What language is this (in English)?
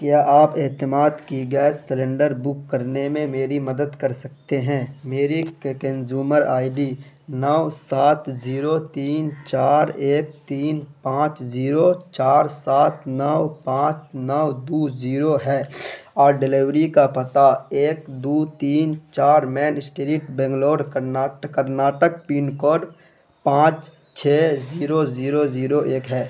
Urdu